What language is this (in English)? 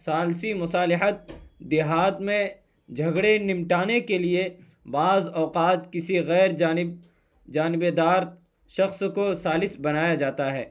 Urdu